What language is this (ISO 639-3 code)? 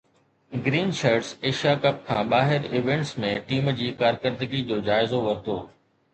snd